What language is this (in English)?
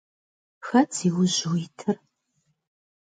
Kabardian